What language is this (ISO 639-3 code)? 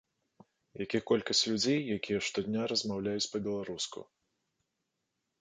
bel